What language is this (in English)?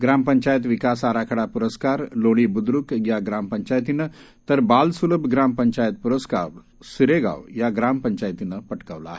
Marathi